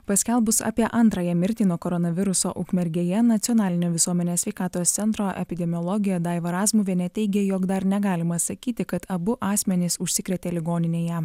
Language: Lithuanian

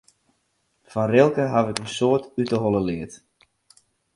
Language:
Western Frisian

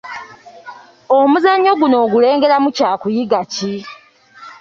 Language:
Ganda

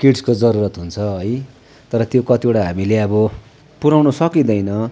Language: Nepali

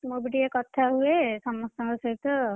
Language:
Odia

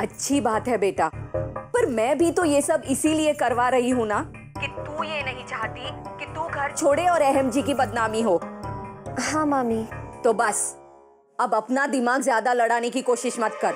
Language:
Hindi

